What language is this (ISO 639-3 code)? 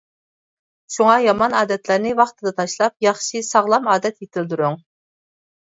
uig